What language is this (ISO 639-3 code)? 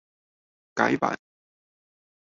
zho